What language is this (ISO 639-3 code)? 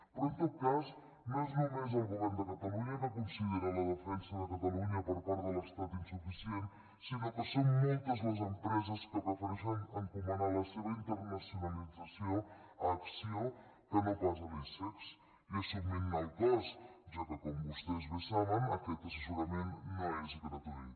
cat